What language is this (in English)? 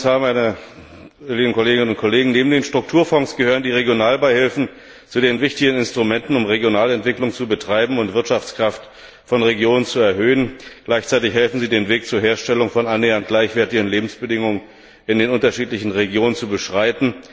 German